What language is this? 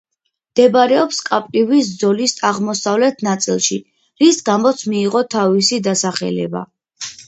Georgian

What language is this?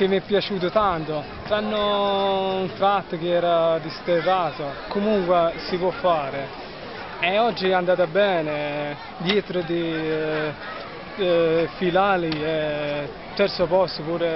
Italian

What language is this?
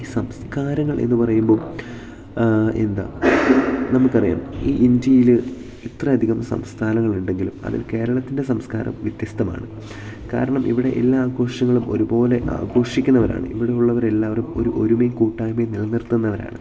Malayalam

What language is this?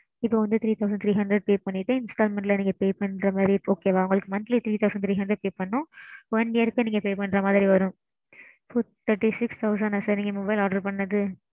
Tamil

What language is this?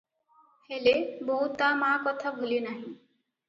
Odia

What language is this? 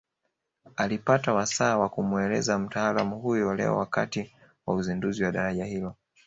Swahili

